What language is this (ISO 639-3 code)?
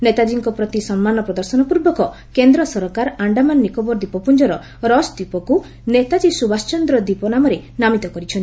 ori